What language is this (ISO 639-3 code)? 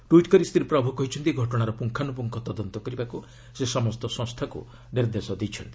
ori